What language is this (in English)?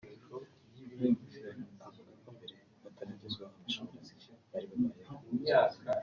Kinyarwanda